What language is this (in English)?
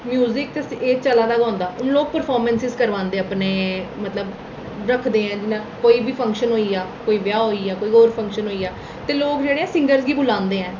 Dogri